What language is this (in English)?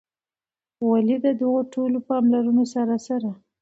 Pashto